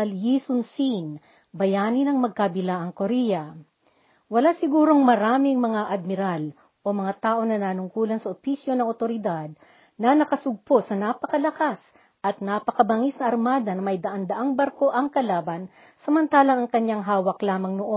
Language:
Filipino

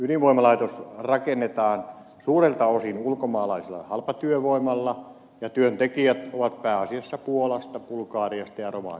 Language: Finnish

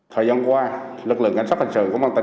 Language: Vietnamese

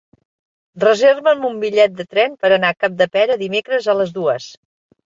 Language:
Catalan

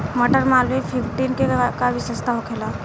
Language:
Bhojpuri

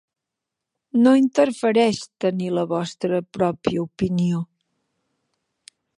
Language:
Catalan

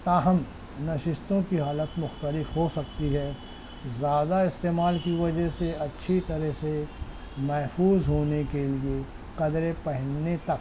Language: Urdu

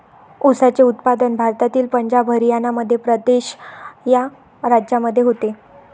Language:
Marathi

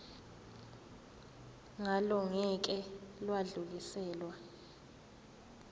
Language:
Zulu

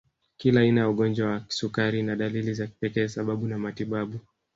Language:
Swahili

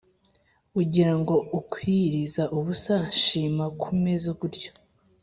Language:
Kinyarwanda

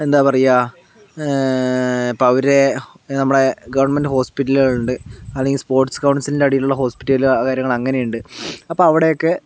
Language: Malayalam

